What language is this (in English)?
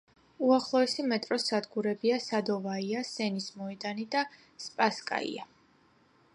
Georgian